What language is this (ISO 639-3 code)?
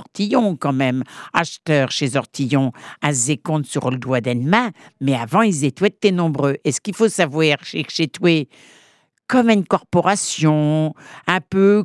fra